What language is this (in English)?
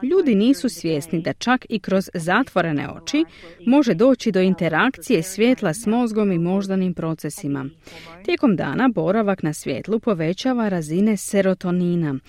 Croatian